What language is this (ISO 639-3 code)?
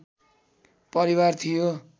nep